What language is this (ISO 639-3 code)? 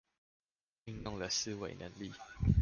zho